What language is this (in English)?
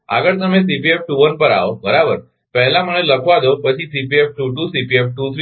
Gujarati